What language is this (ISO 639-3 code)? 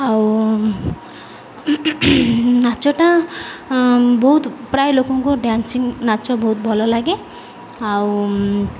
ori